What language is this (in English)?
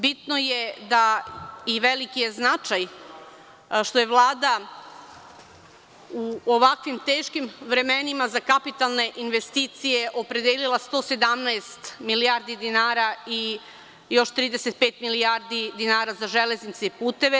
Serbian